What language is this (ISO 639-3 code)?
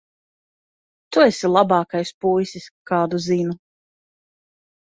lav